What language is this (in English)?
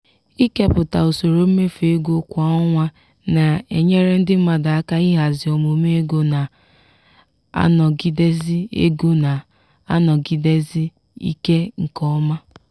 Igbo